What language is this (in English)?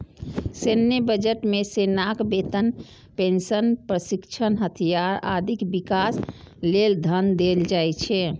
Maithili